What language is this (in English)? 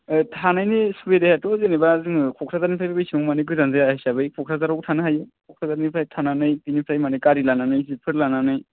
Bodo